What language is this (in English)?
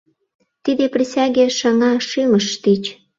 Mari